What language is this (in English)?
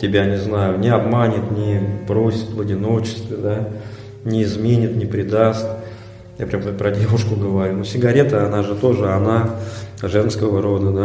Russian